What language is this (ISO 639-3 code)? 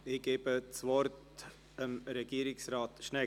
gsw